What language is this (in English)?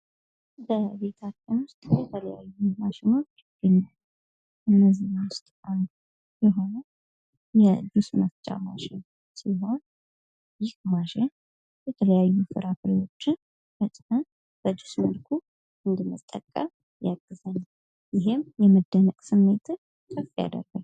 Amharic